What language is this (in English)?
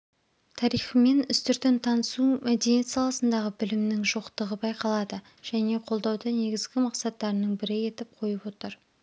Kazakh